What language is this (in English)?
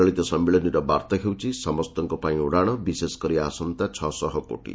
Odia